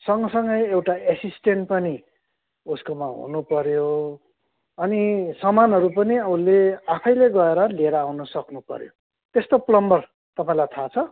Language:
Nepali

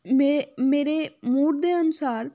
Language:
Punjabi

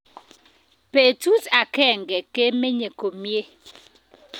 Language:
Kalenjin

